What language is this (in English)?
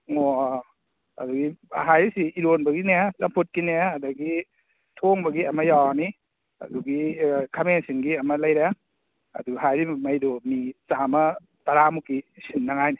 Manipuri